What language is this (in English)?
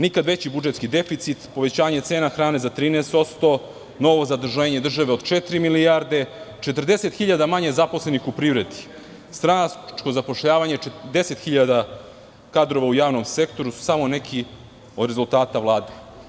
Serbian